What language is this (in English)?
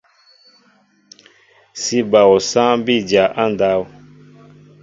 Mbo (Cameroon)